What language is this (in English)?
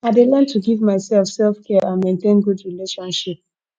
Nigerian Pidgin